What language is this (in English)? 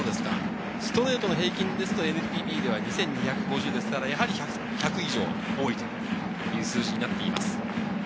Japanese